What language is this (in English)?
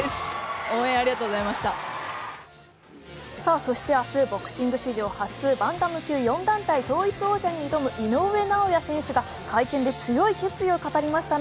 Japanese